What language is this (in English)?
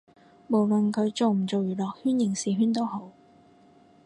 Cantonese